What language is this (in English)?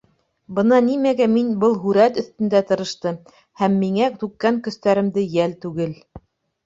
Bashkir